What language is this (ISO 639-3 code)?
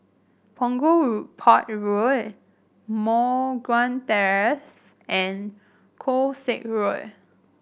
eng